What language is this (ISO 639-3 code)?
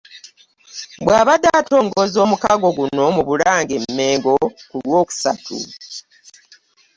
lug